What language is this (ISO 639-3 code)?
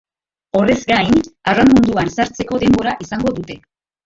eus